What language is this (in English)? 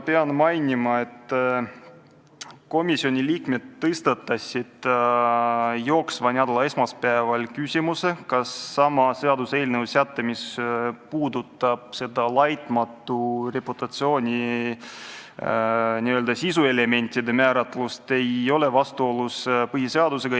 Estonian